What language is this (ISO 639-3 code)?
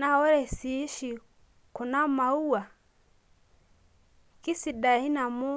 mas